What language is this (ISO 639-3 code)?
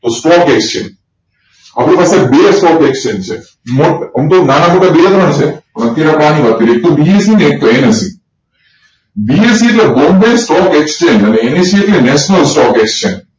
guj